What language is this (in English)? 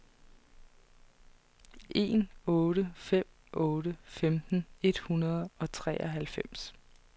Danish